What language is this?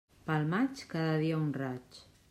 Catalan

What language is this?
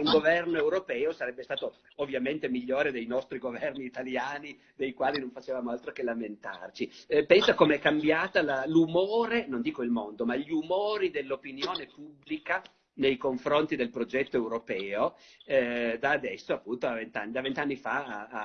Italian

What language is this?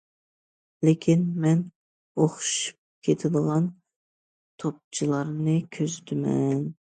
Uyghur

